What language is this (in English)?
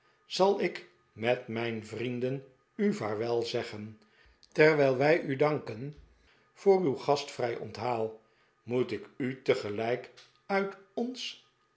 Dutch